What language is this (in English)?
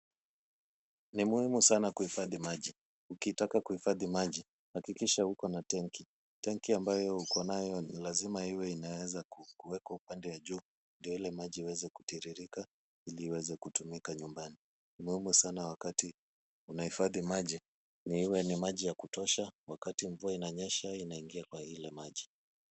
Swahili